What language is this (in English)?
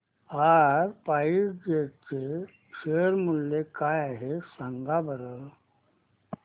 Marathi